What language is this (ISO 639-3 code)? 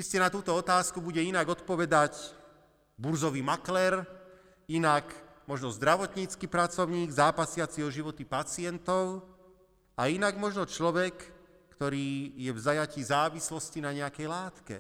slk